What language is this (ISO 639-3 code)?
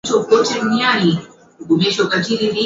swa